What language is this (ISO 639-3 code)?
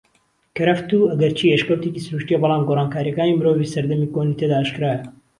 ckb